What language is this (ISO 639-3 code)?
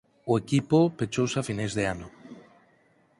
glg